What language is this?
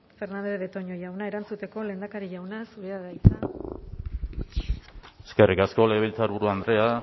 Basque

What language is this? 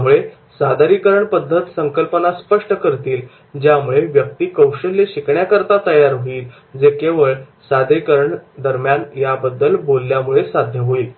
Marathi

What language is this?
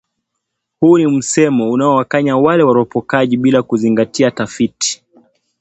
Swahili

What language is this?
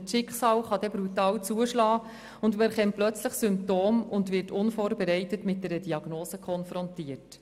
Swiss German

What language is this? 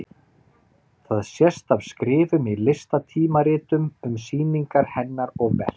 Icelandic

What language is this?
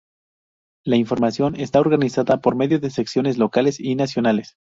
Spanish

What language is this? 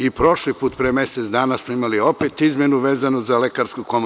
Serbian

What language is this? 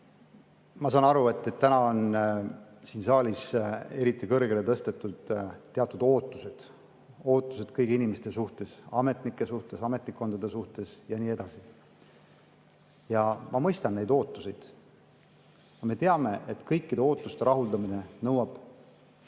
Estonian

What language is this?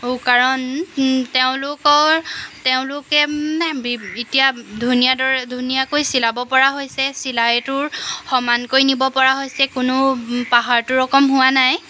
Assamese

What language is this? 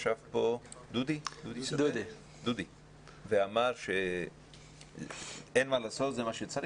Hebrew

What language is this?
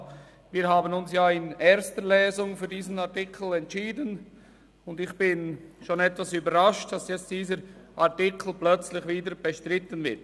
Swiss German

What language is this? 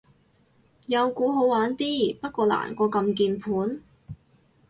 Cantonese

